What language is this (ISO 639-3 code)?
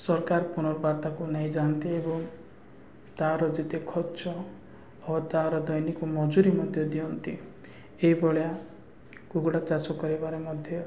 ori